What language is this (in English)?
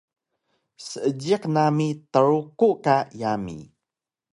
Taroko